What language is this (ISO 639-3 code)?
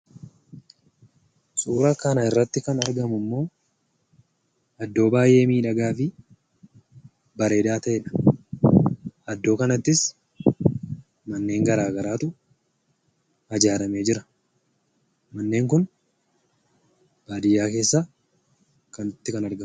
orm